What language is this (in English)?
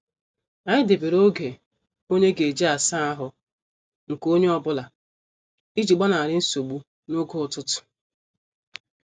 Igbo